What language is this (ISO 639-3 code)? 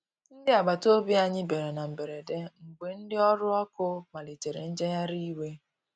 ibo